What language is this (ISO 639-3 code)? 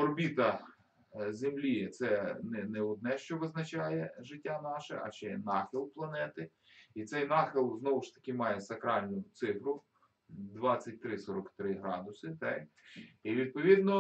ukr